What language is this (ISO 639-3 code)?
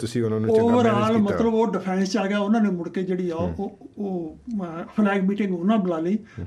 pan